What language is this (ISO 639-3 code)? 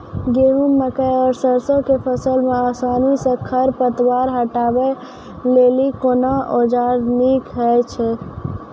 mai